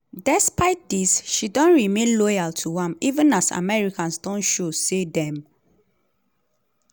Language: Nigerian Pidgin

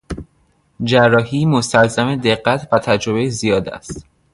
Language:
Persian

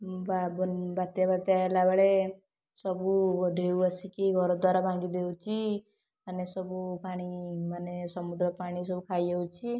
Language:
Odia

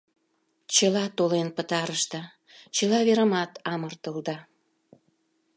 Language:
Mari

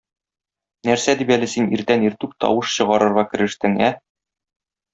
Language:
Tatar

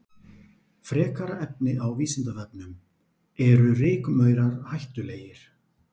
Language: Icelandic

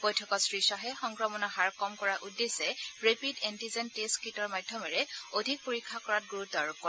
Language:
Assamese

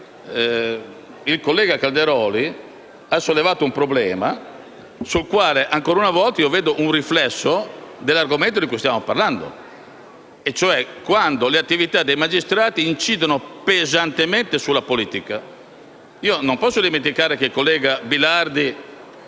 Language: Italian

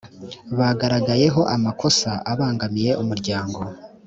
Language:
Kinyarwanda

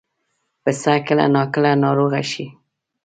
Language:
Pashto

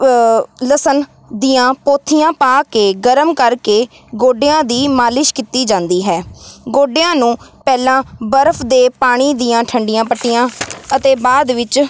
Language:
Punjabi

